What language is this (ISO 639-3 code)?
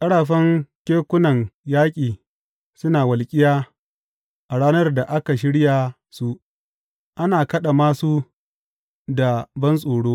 hau